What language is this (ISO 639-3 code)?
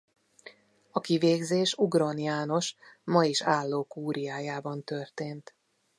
hun